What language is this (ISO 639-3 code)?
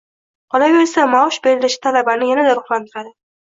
uzb